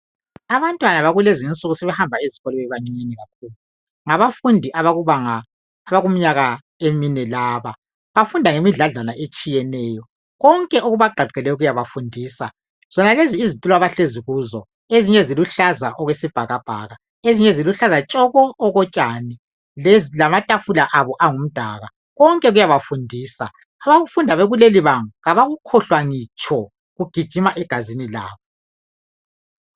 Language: North Ndebele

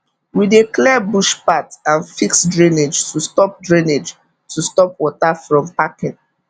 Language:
Nigerian Pidgin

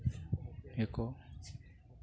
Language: Santali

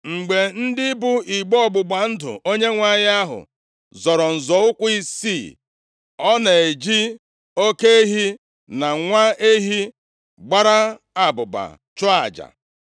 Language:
Igbo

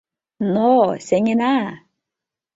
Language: Mari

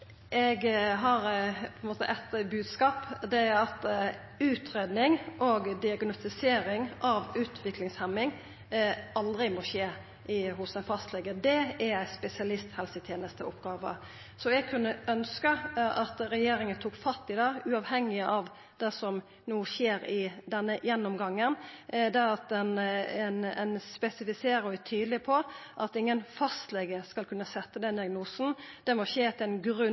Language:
Norwegian Nynorsk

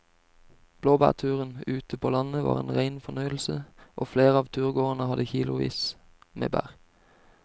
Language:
Norwegian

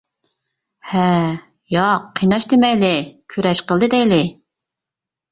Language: Uyghur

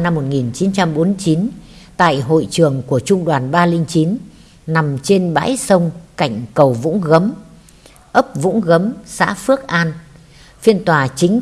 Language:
Vietnamese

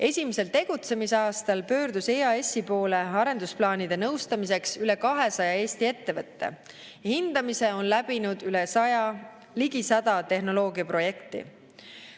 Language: Estonian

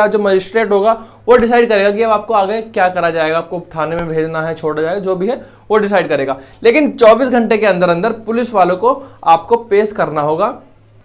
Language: Hindi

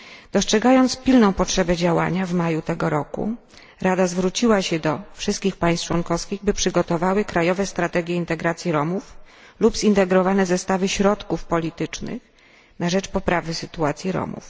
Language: Polish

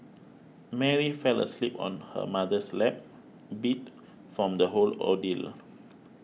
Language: English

